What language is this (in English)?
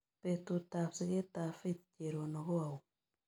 Kalenjin